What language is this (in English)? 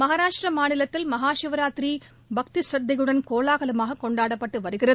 Tamil